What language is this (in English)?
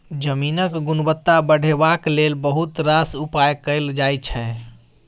Maithili